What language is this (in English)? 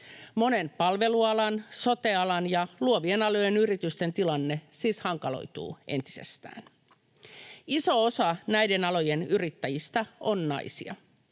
Finnish